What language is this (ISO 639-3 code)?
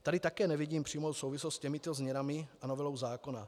ces